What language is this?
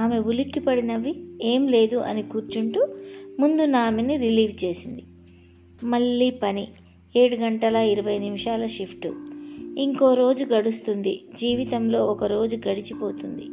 Telugu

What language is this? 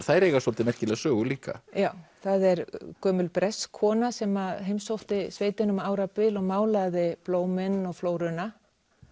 Icelandic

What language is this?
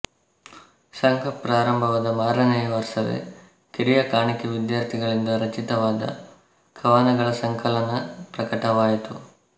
Kannada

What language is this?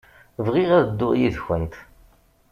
Kabyle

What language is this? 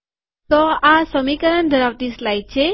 Gujarati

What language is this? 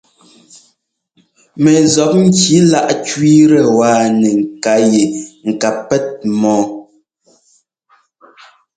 Ngomba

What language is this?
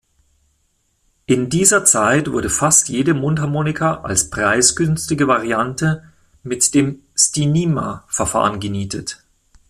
German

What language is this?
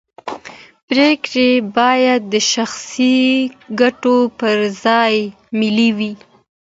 Pashto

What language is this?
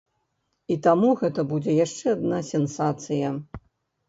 Belarusian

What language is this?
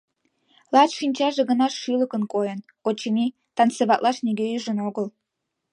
Mari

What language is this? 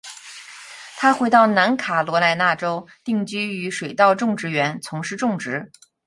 Chinese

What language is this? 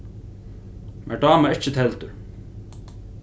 Faroese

